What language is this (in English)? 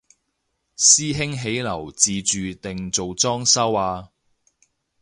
Cantonese